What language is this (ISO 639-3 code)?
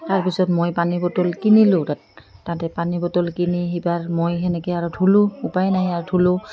asm